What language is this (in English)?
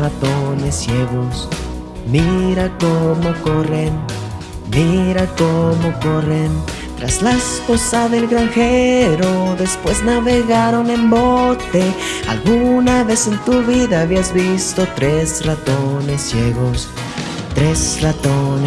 Spanish